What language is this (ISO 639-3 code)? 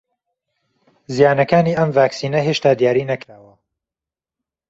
ckb